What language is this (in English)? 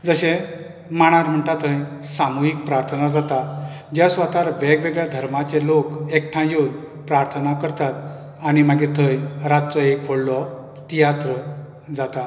Konkani